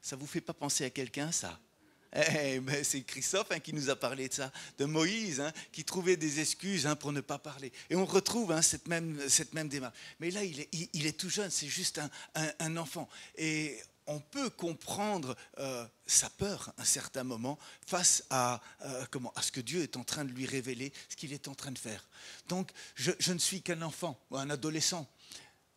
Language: French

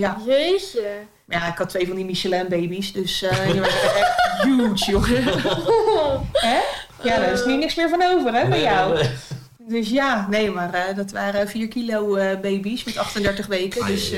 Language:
Dutch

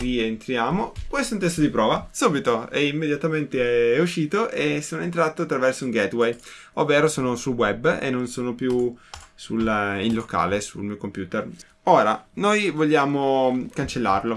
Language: Italian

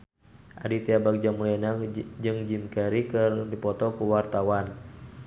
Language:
Sundanese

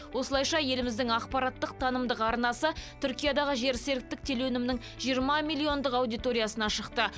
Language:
Kazakh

